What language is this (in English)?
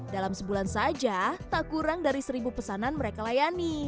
Indonesian